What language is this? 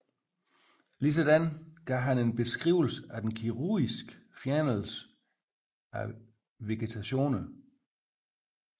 Danish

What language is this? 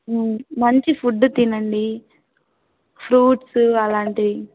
Telugu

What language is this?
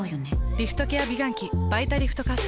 Japanese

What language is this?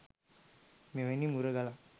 Sinhala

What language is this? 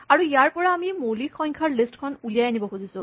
Assamese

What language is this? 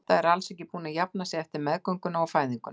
Icelandic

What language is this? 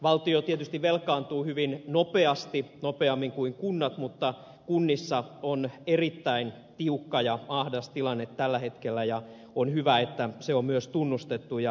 Finnish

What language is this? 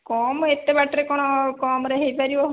Odia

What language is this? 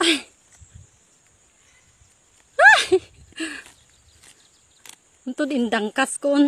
Filipino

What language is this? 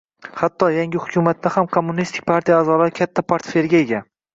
Uzbek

